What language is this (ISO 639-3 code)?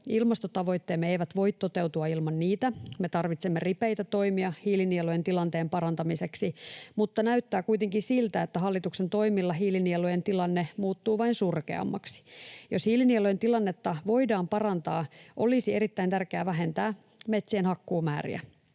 fin